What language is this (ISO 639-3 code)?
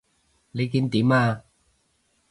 yue